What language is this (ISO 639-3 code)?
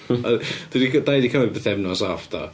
cym